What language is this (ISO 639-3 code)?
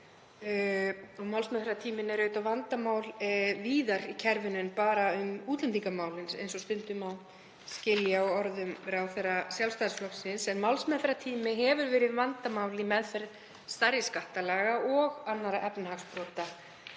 isl